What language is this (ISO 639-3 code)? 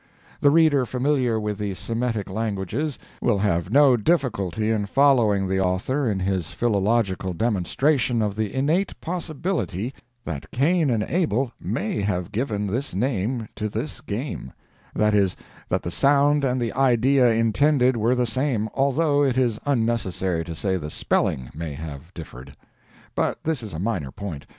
eng